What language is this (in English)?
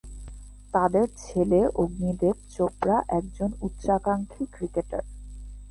Bangla